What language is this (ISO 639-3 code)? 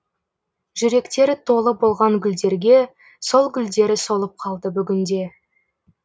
kaz